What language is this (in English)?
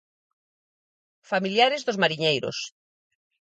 Galician